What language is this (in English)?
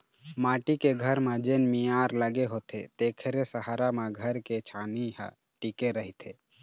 Chhattisgarhi